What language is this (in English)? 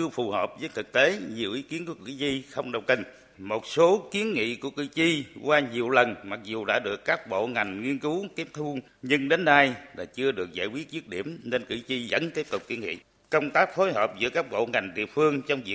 Vietnamese